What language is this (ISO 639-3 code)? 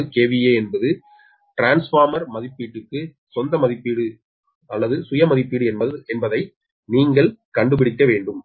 tam